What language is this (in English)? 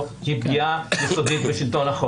Hebrew